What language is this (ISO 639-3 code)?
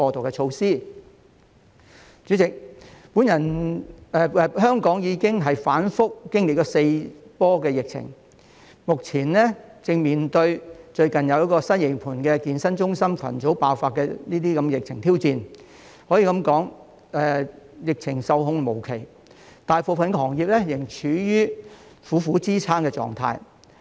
yue